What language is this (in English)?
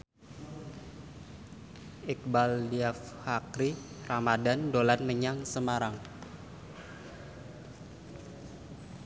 Javanese